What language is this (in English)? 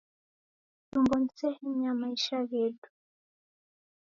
Taita